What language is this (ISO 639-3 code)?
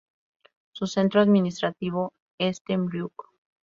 spa